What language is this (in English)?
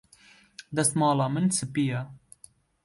Kurdish